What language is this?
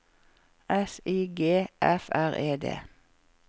Norwegian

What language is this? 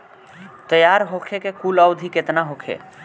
Bhojpuri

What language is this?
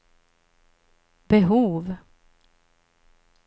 Swedish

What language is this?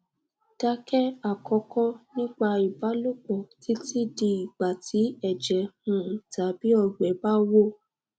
Yoruba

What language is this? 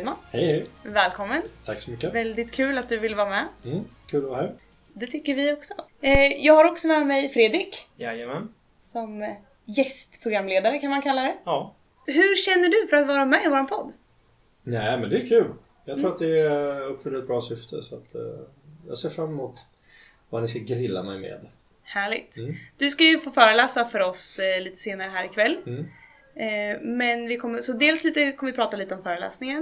Swedish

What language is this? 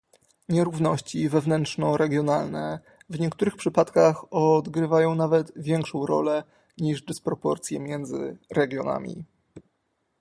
Polish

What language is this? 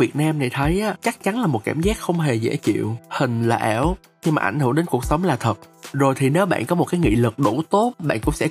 Vietnamese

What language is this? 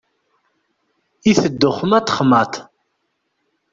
Kabyle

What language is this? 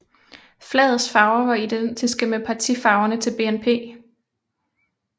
Danish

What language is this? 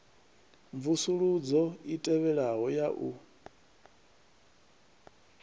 Venda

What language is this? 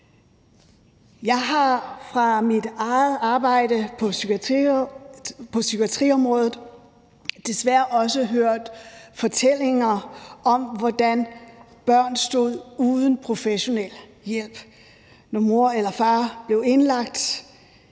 Danish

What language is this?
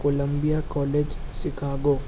Urdu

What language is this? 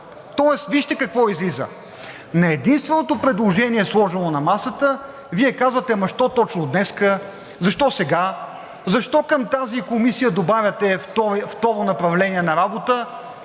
Bulgarian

